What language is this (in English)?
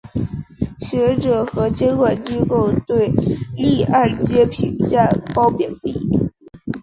Chinese